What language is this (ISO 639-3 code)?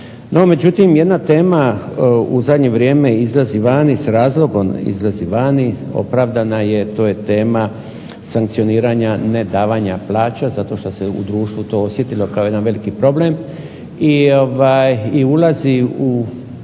hrv